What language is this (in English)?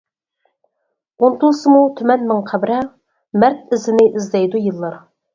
Uyghur